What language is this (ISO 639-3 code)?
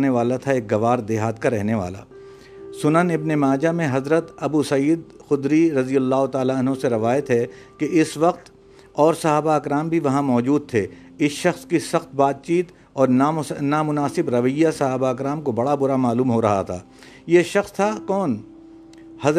urd